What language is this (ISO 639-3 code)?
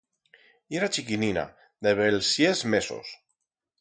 arg